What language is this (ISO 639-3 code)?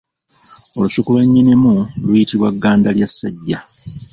lug